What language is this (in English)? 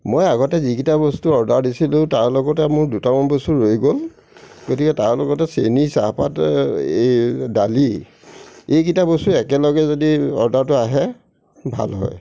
Assamese